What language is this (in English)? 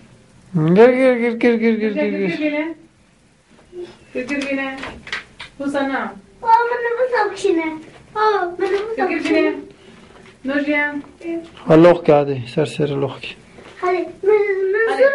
Turkish